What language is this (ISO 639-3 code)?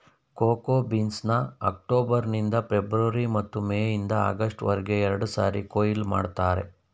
kan